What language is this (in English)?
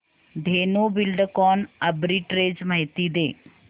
Marathi